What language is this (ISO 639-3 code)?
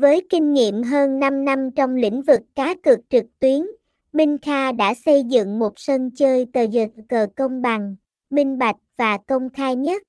vie